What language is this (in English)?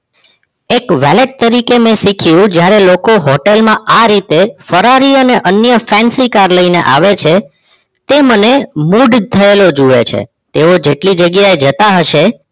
Gujarati